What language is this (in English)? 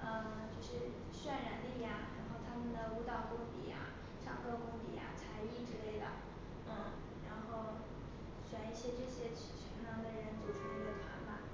Chinese